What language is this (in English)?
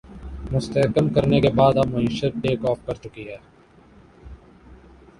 Urdu